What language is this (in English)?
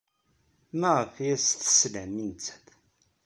Kabyle